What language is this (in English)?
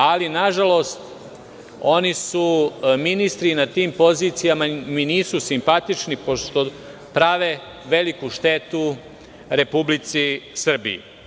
Serbian